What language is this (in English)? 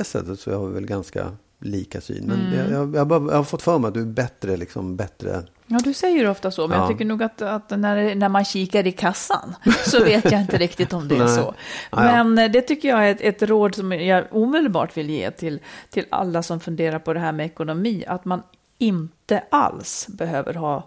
Swedish